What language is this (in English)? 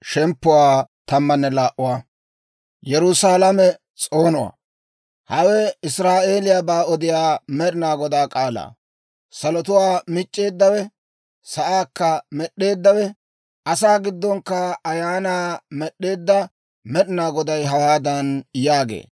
Dawro